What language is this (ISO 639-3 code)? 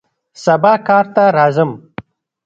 pus